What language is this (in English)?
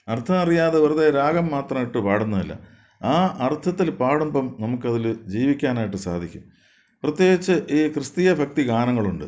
Malayalam